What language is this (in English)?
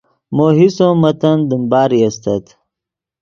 Yidgha